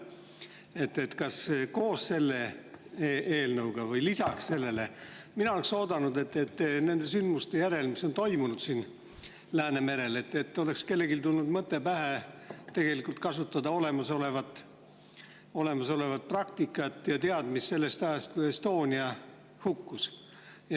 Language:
Estonian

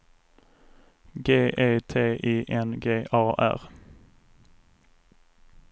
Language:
Swedish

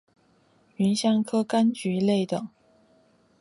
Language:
Chinese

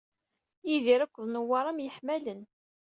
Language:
Kabyle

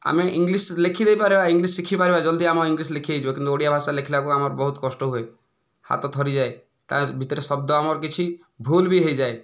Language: Odia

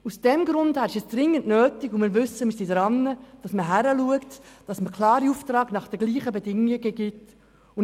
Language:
Swiss German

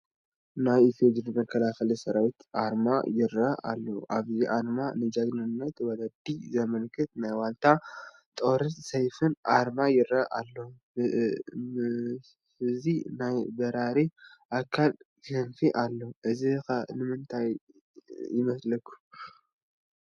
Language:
Tigrinya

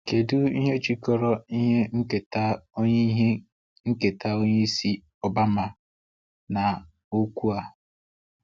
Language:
Igbo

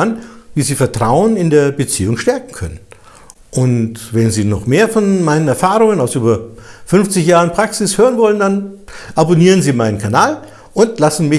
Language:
German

